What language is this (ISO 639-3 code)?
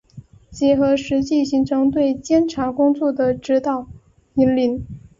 zho